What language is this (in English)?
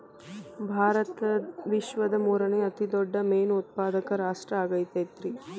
Kannada